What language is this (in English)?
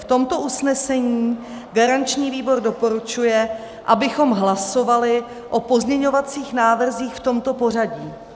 Czech